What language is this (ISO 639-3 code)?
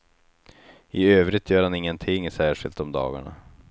swe